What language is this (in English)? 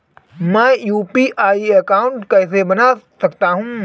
Hindi